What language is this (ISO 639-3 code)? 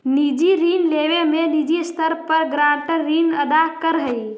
mag